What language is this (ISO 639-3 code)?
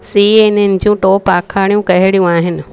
snd